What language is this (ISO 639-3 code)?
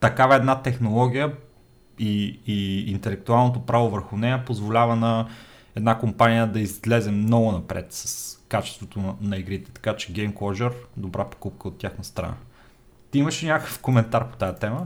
bul